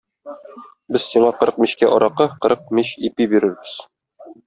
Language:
Tatar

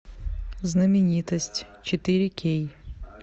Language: Russian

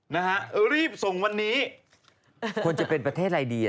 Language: Thai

